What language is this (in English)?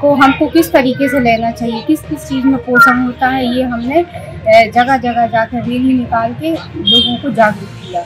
Hindi